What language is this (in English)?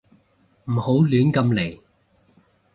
Cantonese